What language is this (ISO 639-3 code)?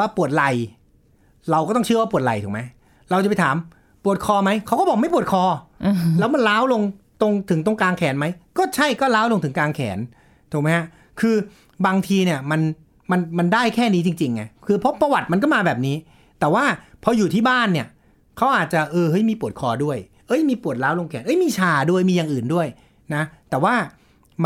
tha